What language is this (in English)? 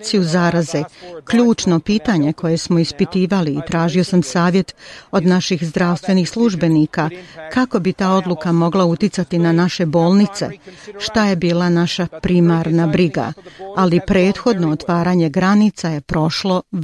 Croatian